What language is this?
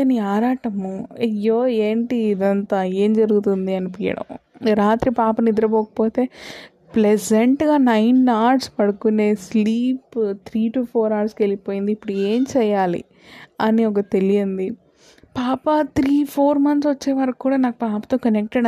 Telugu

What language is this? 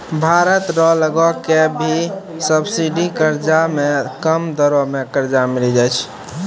Maithili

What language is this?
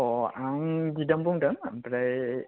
Bodo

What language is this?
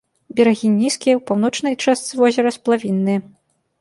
Belarusian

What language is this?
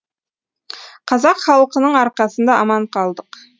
Kazakh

